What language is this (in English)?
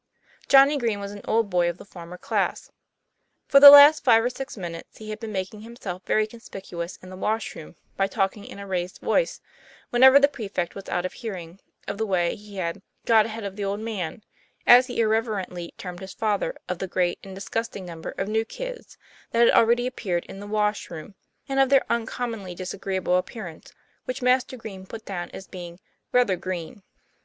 English